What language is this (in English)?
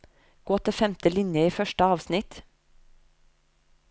Norwegian